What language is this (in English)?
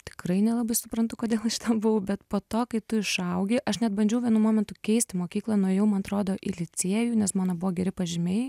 Lithuanian